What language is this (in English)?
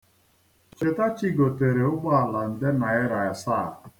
Igbo